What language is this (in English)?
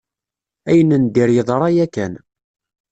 Kabyle